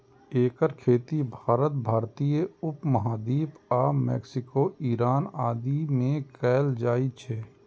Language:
Maithili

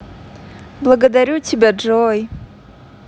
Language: Russian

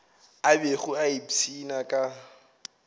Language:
Northern Sotho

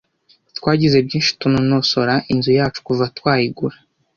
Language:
Kinyarwanda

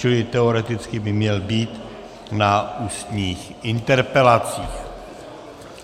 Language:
Czech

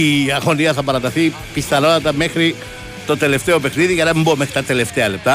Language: Greek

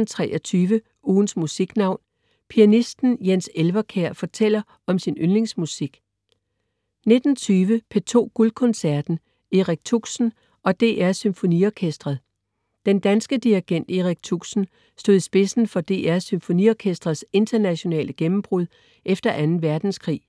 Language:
Danish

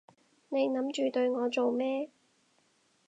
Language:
Cantonese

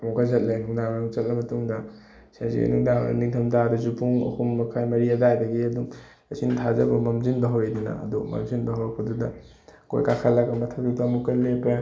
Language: Manipuri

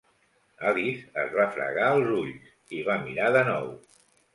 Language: Catalan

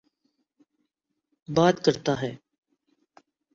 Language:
Urdu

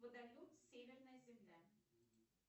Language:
Russian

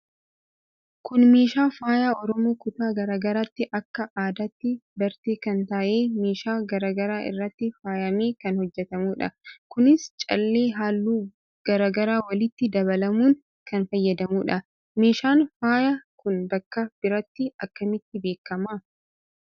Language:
Oromo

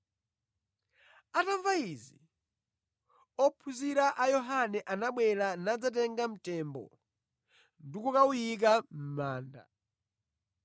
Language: Nyanja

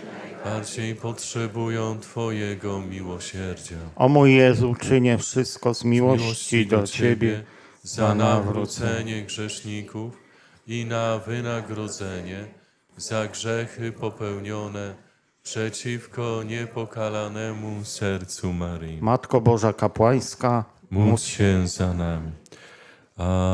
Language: Polish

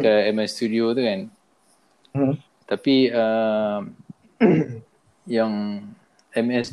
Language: Malay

